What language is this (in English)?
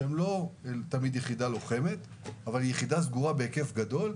Hebrew